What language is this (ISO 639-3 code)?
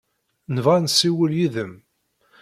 kab